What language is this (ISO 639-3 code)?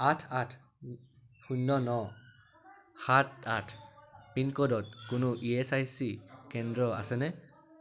asm